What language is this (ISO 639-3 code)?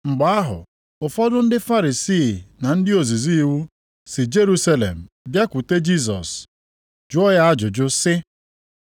ibo